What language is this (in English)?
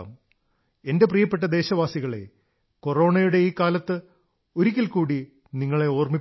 Malayalam